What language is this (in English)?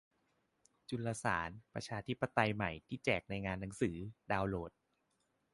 Thai